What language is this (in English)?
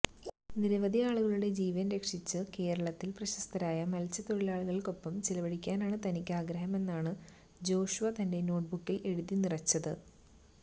Malayalam